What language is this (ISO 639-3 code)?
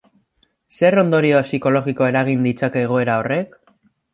eus